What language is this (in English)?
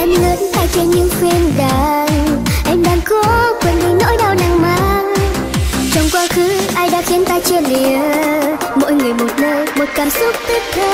Vietnamese